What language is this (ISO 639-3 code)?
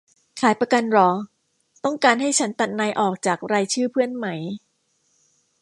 tha